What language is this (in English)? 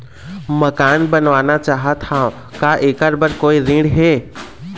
Chhattisgarhi